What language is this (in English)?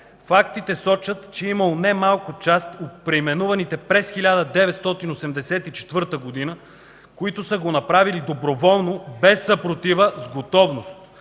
Bulgarian